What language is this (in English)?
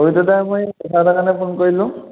Assamese